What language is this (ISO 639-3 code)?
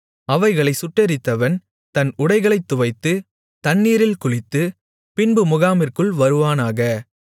tam